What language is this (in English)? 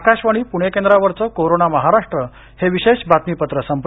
Marathi